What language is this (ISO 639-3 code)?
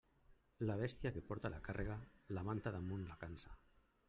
cat